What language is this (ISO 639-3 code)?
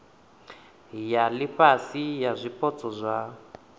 ven